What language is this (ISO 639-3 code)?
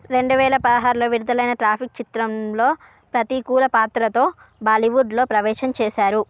tel